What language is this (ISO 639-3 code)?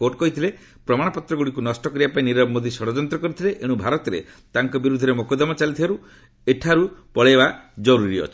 ori